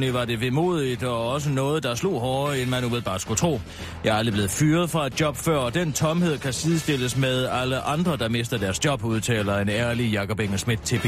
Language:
Danish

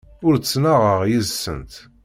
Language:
Kabyle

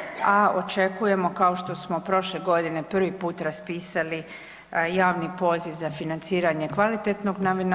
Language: Croatian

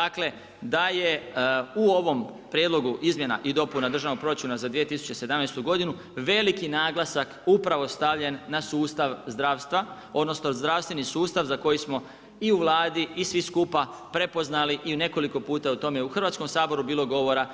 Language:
Croatian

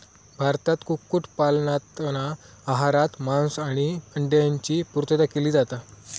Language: Marathi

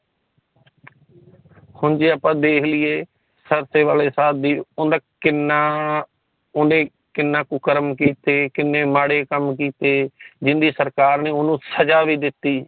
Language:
Punjabi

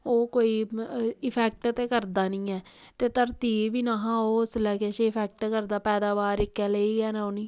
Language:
Dogri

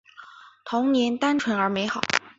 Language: Chinese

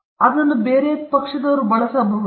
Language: Kannada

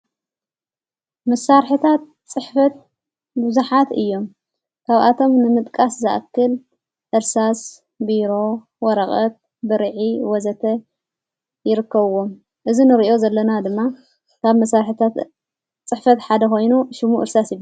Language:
Tigrinya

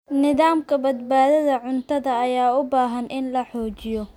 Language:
Somali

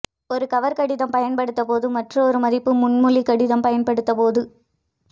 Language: Tamil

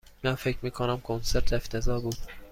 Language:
Persian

